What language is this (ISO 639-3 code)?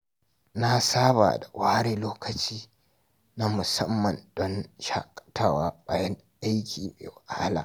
hau